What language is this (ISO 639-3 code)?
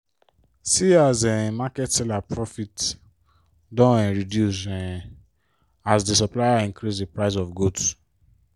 pcm